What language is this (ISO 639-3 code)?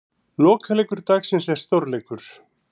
isl